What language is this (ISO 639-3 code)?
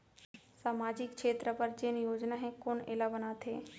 hne